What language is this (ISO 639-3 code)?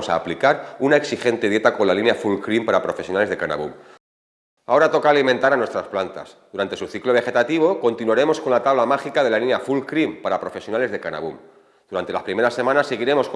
spa